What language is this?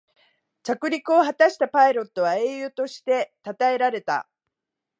Japanese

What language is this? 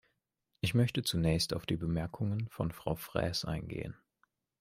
German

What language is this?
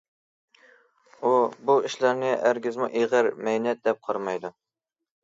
Uyghur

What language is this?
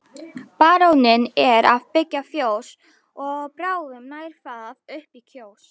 Icelandic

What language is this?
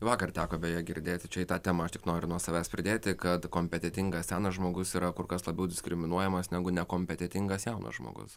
Lithuanian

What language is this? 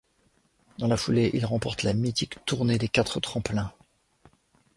French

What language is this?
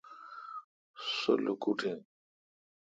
Kalkoti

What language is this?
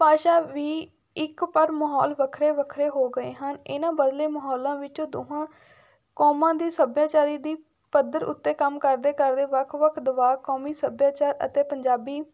Punjabi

